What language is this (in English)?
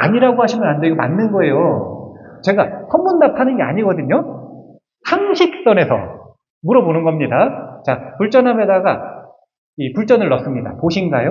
Korean